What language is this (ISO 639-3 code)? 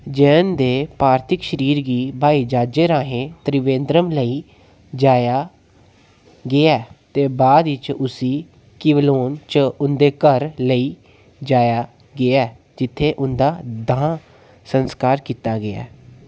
doi